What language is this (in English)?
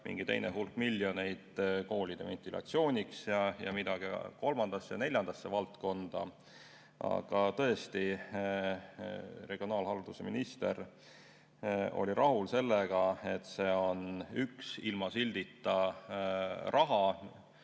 Estonian